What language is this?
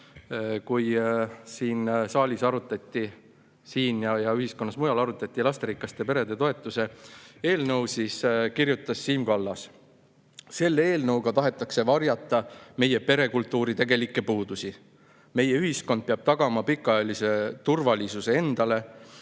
Estonian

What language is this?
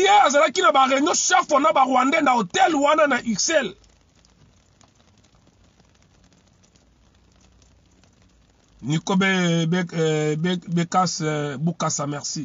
French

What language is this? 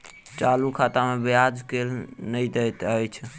Maithili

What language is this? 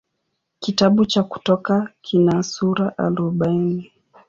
Swahili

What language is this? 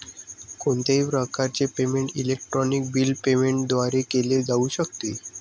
Marathi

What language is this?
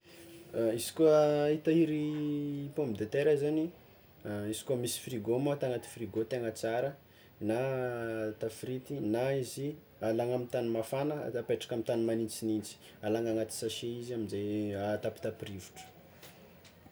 Tsimihety Malagasy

